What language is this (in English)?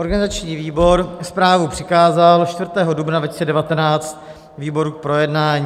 Czech